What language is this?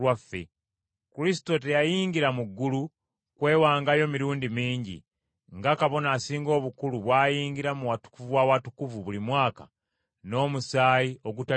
Ganda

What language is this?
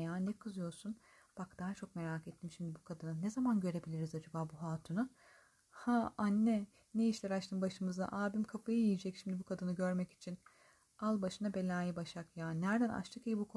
Turkish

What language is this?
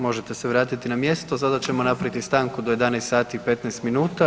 Croatian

